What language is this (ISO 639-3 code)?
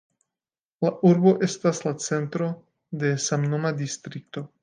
epo